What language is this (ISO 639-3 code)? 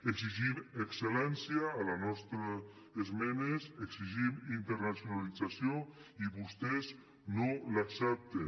cat